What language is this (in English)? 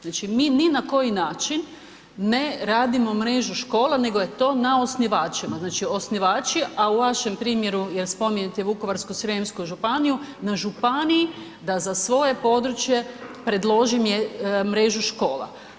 Croatian